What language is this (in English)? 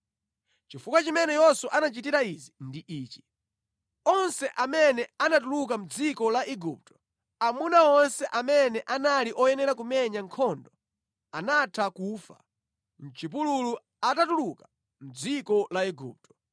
Nyanja